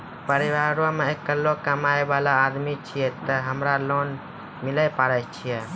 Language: Maithili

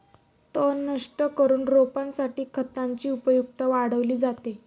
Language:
Marathi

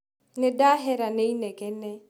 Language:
Kikuyu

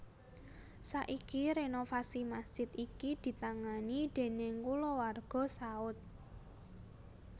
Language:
Javanese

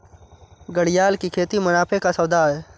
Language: Hindi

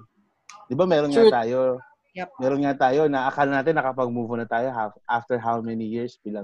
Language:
Filipino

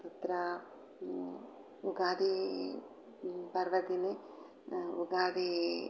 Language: Sanskrit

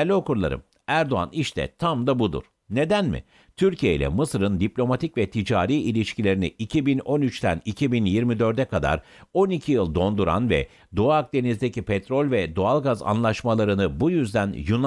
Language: Turkish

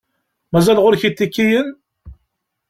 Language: Kabyle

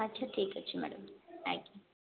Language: Odia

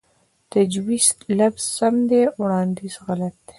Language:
Pashto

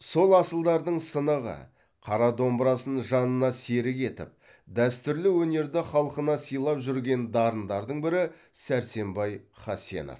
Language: Kazakh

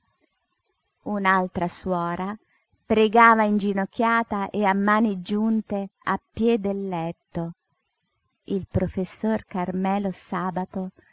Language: Italian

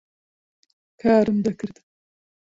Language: Central Kurdish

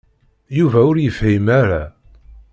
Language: Kabyle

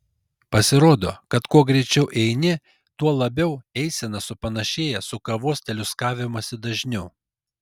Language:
Lithuanian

